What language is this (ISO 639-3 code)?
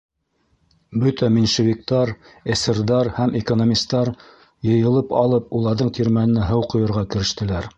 bak